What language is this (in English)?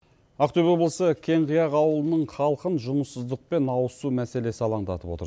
Kazakh